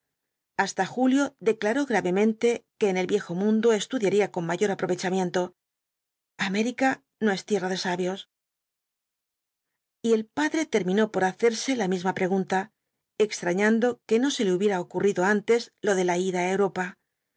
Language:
Spanish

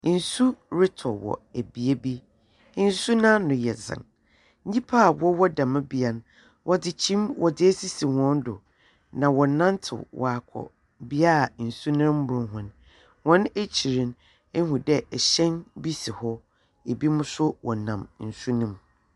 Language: Akan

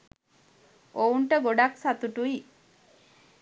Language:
Sinhala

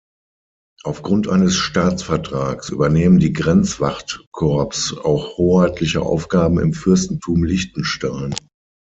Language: German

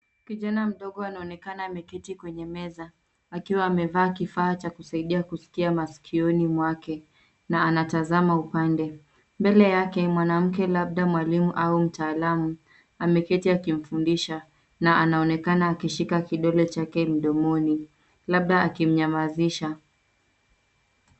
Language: Swahili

